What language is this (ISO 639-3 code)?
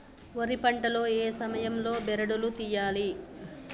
tel